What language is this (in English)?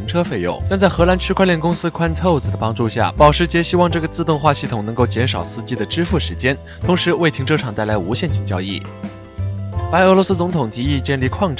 Chinese